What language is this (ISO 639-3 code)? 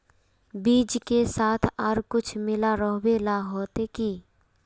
mag